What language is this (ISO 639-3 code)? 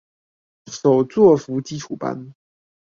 zho